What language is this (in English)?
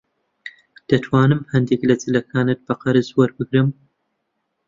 Central Kurdish